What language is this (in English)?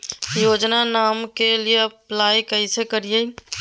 Magahi